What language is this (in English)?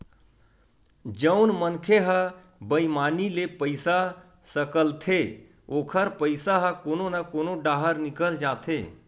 Chhattisgarhi